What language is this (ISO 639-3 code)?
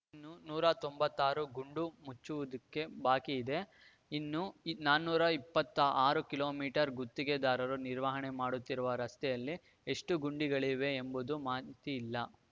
kan